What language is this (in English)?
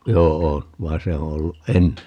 Finnish